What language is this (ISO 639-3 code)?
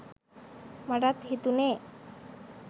sin